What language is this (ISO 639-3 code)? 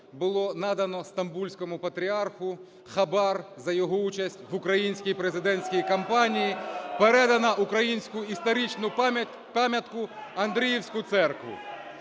ukr